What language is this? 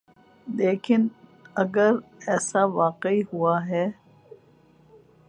Urdu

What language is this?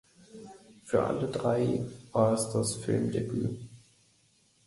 German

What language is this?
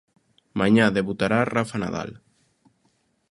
Galician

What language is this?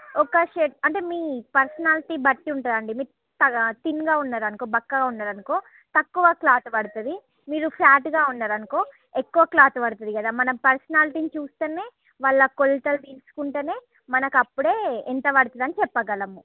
Telugu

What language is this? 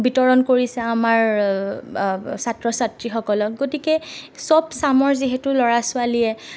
Assamese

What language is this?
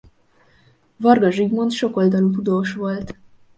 Hungarian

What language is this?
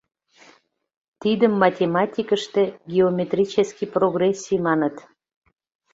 Mari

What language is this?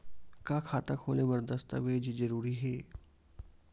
Chhattisgarhi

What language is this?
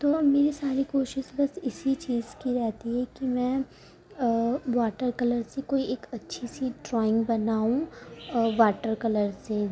Urdu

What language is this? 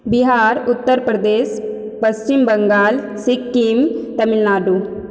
Maithili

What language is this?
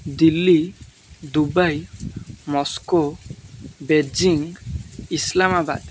Odia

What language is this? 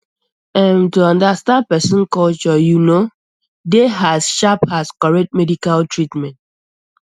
Nigerian Pidgin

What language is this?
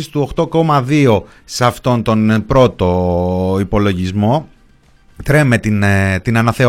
Greek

